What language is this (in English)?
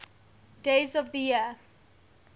English